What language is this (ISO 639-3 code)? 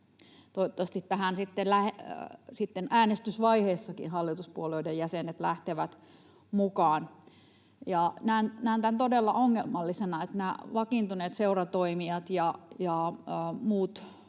fin